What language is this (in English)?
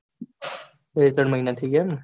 Gujarati